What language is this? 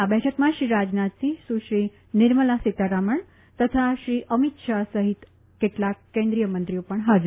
Gujarati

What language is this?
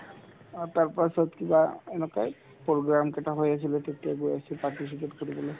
Assamese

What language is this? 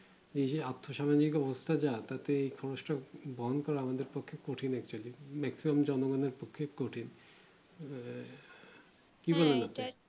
Bangla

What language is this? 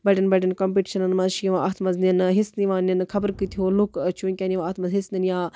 Kashmiri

